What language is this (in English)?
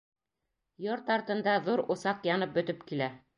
Bashkir